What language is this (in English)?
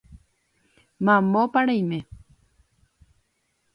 Guarani